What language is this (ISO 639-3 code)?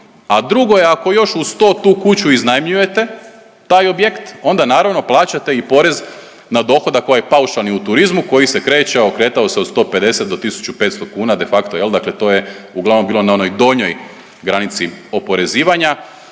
hrv